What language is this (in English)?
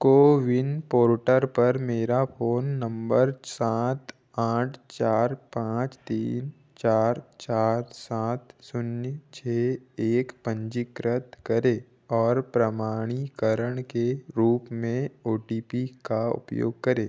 Hindi